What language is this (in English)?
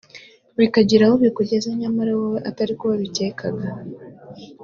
Kinyarwanda